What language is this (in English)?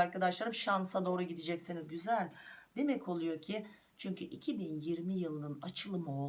Turkish